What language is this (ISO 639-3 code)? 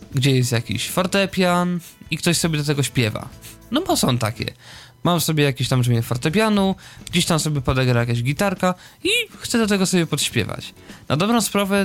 pol